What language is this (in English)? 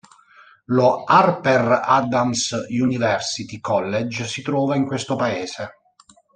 Italian